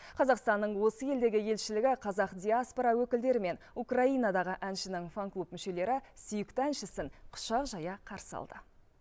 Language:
Kazakh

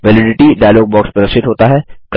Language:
Hindi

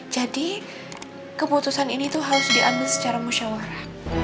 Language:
Indonesian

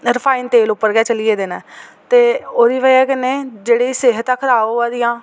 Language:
Dogri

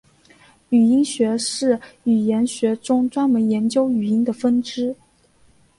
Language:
Chinese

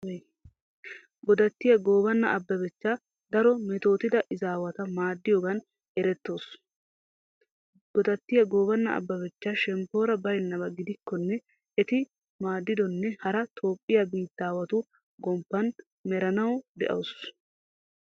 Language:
Wolaytta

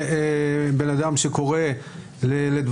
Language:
Hebrew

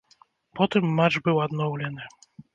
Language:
Belarusian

